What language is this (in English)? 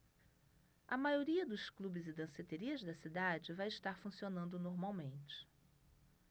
Portuguese